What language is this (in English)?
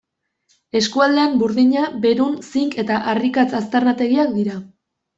Basque